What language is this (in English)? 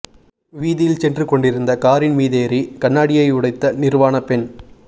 Tamil